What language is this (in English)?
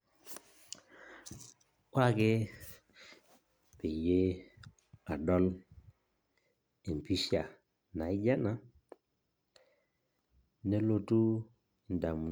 Masai